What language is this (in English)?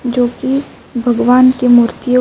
Urdu